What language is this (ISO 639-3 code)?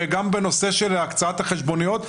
heb